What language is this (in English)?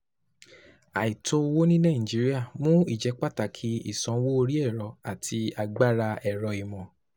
Yoruba